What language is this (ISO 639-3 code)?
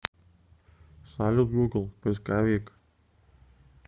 rus